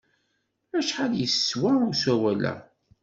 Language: Kabyle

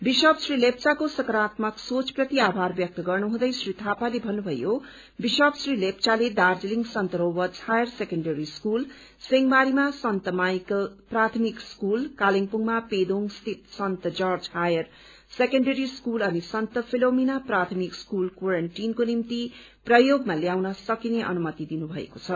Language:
Nepali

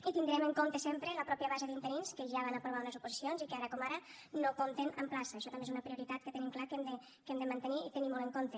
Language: Catalan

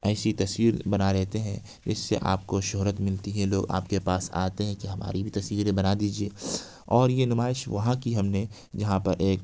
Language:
Urdu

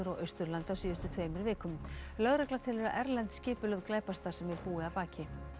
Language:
Icelandic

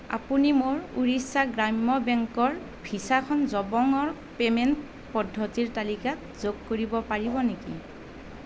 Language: Assamese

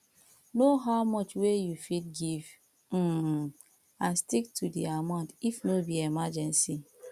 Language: Nigerian Pidgin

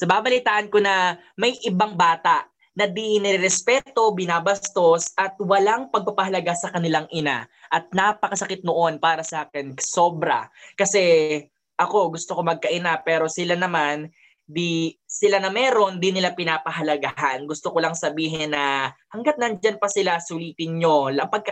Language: Filipino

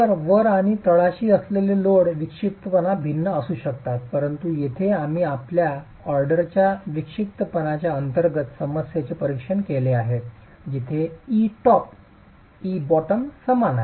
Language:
Marathi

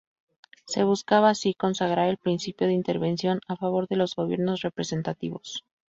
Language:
Spanish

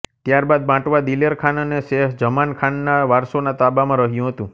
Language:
Gujarati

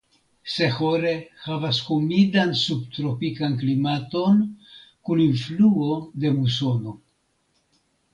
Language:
Esperanto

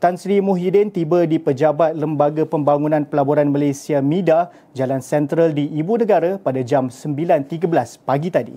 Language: Malay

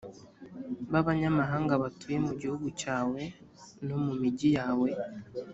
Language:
Kinyarwanda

